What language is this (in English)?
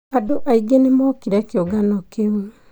Kikuyu